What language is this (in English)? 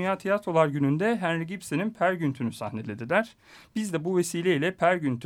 Turkish